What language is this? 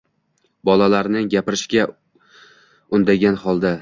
Uzbek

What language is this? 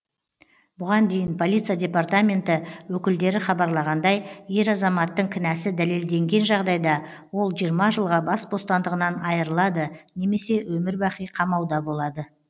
Kazakh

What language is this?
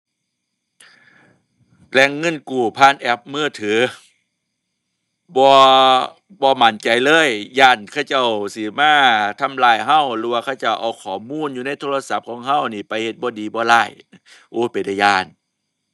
Thai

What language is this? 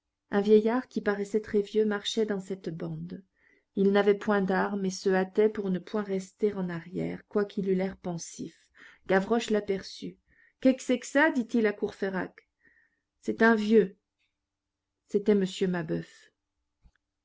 French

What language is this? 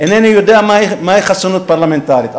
Hebrew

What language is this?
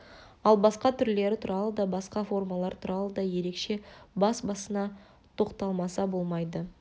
Kazakh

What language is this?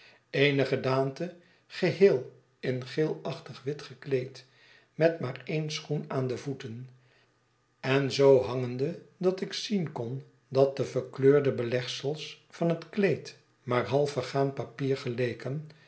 Dutch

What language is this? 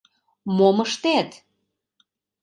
Mari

